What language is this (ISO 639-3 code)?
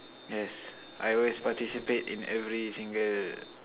eng